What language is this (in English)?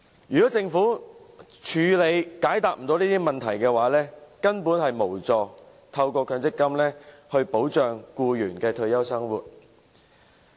Cantonese